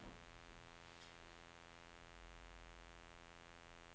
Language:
Norwegian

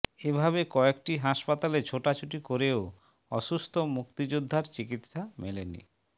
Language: Bangla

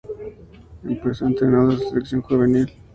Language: Spanish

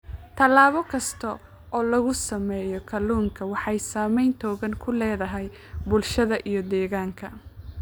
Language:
Somali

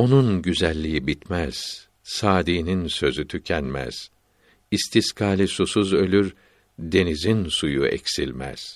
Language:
Turkish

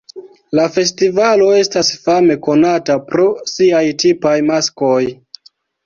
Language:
Esperanto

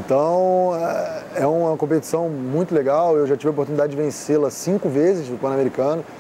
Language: Portuguese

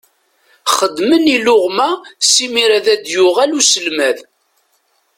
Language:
Kabyle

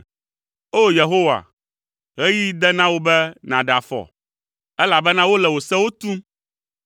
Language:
Ewe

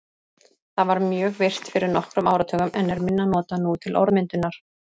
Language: Icelandic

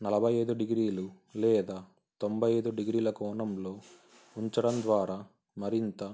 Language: Telugu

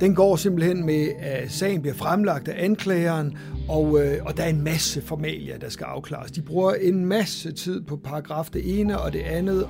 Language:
Danish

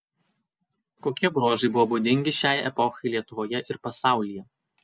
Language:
Lithuanian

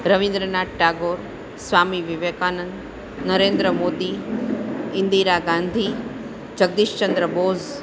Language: Gujarati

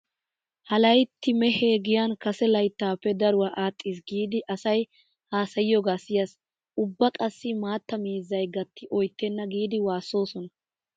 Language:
Wolaytta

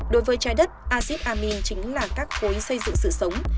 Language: Vietnamese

